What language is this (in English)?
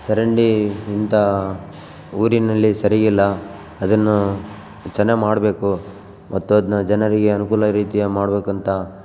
Kannada